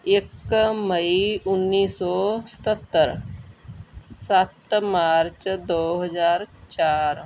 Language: Punjabi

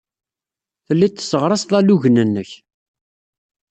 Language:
Kabyle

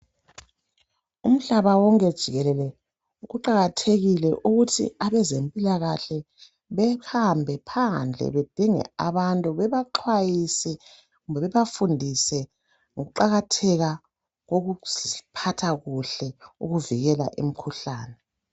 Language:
North Ndebele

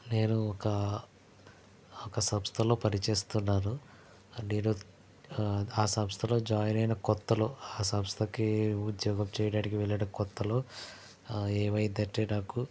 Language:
Telugu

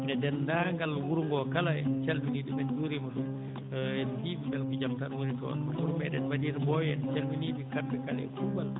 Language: Fula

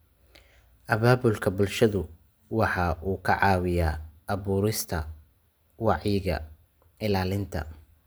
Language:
Somali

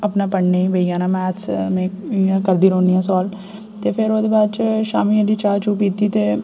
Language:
Dogri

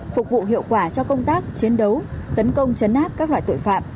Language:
Vietnamese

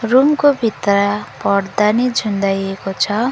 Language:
Nepali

